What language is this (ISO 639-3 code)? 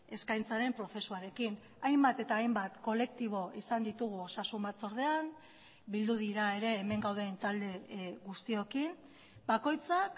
eus